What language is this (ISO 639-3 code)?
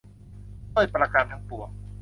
tha